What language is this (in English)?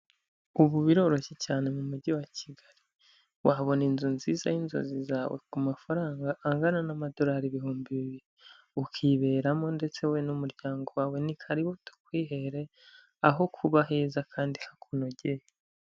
Kinyarwanda